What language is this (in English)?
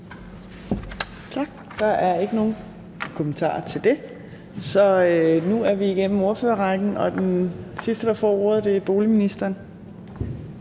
Danish